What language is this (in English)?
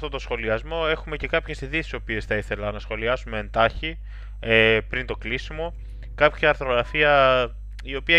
Greek